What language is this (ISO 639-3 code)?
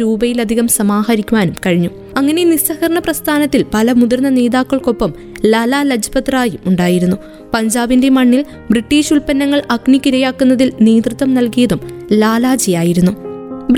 mal